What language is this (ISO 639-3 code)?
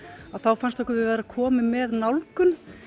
isl